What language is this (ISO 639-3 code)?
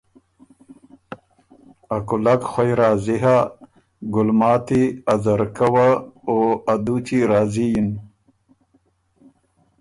oru